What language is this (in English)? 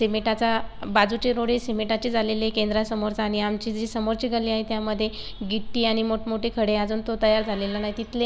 Marathi